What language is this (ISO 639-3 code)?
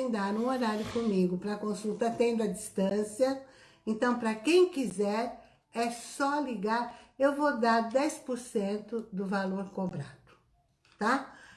por